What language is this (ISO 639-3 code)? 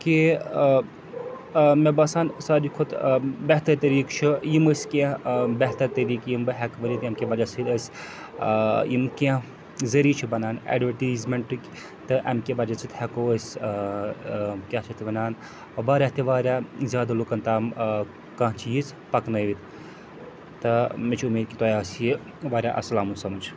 kas